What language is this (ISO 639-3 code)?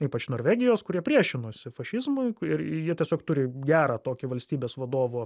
lit